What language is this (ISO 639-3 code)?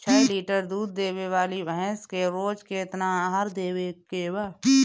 bho